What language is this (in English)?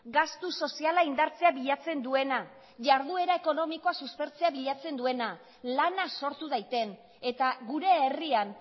Basque